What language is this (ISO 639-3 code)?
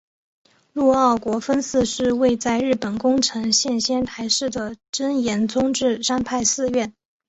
zho